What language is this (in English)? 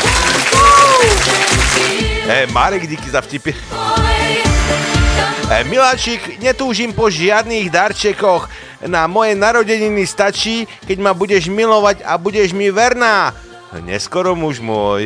Slovak